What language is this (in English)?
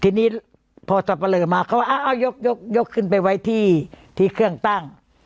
Thai